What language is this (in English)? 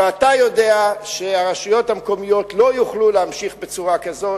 Hebrew